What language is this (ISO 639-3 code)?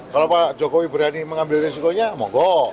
ind